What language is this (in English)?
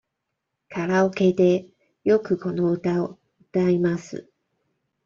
Japanese